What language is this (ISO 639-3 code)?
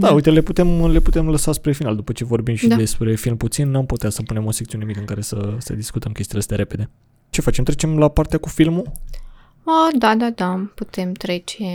ron